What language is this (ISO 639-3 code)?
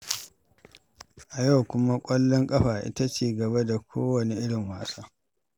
hau